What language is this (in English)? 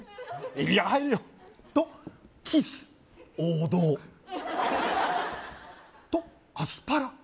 Japanese